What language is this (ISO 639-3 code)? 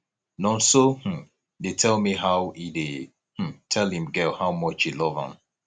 pcm